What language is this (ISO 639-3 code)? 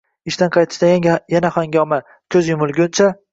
uzb